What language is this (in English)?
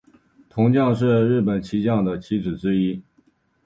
Chinese